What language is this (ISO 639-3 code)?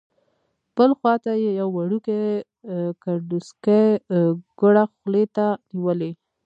pus